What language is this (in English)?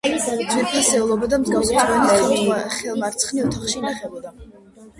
Georgian